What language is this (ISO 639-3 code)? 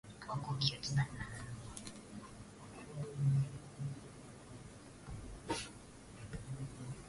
swa